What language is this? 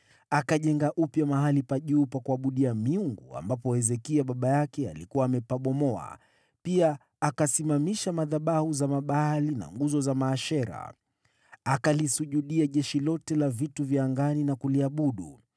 Swahili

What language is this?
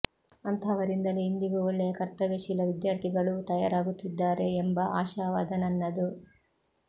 Kannada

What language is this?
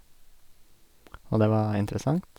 Norwegian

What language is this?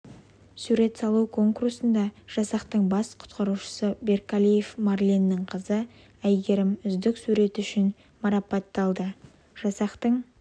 Kazakh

